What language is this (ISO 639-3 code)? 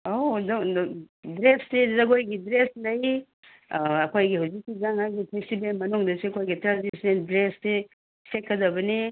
mni